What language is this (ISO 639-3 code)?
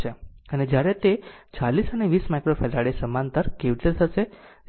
guj